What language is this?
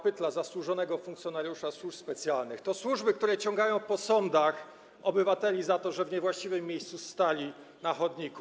Polish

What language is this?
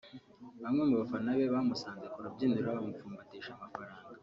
Kinyarwanda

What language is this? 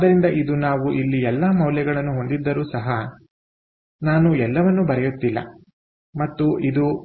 Kannada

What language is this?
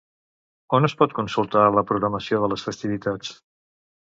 Catalan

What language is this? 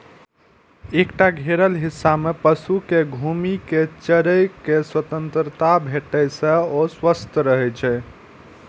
Maithili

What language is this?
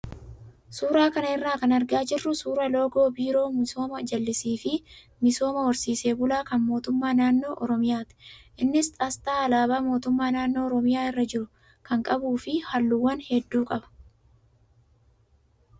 Oromo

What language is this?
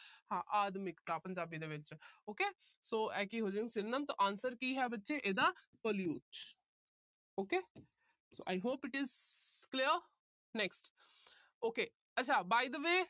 Punjabi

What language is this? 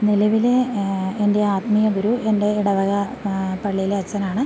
Malayalam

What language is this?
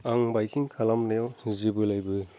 Bodo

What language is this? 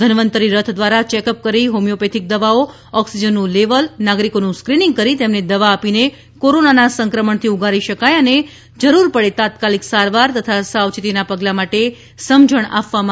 Gujarati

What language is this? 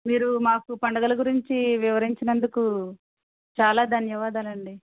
Telugu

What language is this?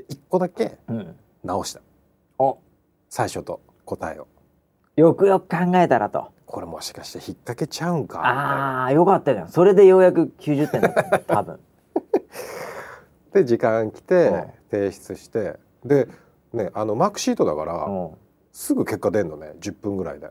Japanese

